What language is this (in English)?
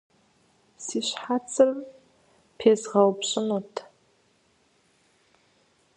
Kabardian